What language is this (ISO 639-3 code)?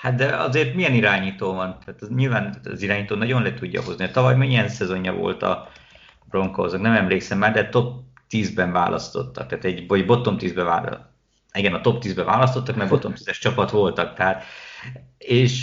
hun